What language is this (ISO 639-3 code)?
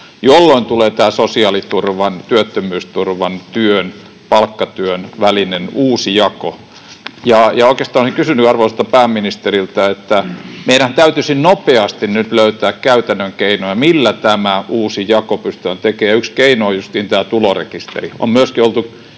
fin